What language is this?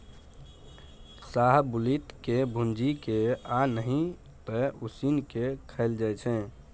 Maithili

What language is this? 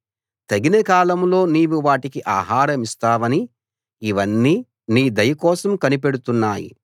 Telugu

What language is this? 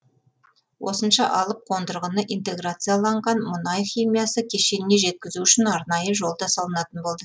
Kazakh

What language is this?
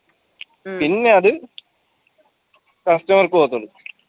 Malayalam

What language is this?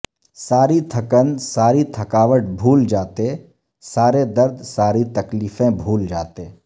Urdu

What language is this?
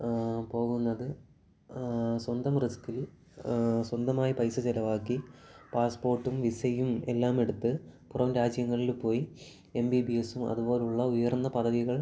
Malayalam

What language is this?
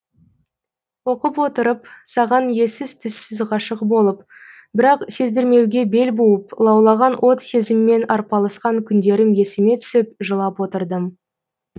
Kazakh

